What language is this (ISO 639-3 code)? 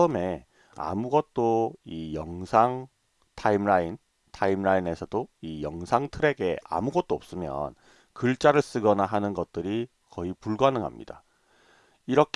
kor